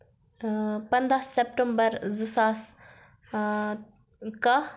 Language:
Kashmiri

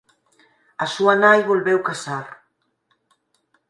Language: Galician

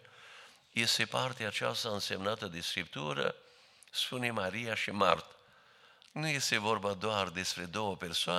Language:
Romanian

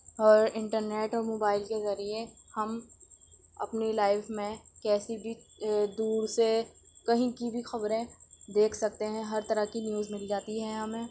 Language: Urdu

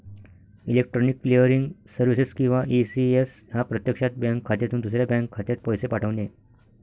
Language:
Marathi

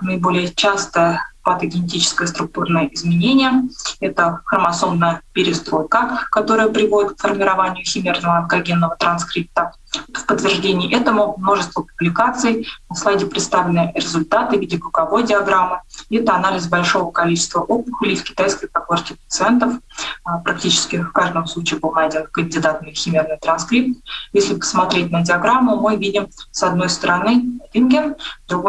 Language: Russian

